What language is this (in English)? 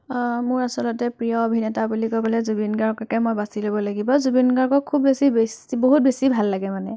Assamese